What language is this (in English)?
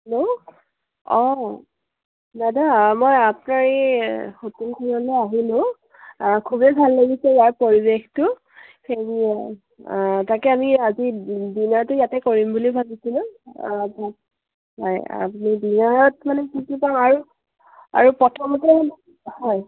Assamese